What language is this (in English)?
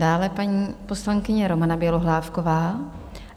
Czech